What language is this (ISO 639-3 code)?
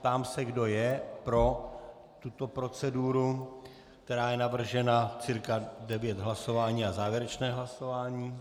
ces